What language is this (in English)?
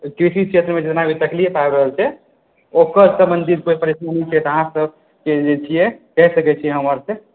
Maithili